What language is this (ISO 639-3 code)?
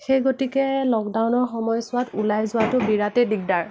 asm